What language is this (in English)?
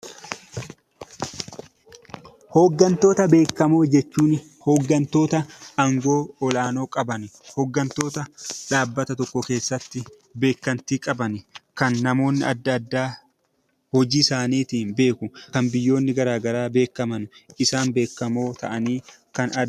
Oromo